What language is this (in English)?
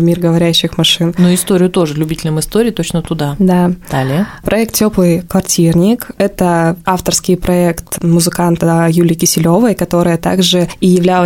Russian